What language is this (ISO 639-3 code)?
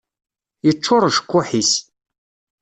kab